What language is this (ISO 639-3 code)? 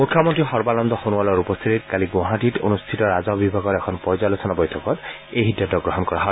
asm